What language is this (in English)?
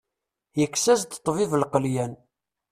Kabyle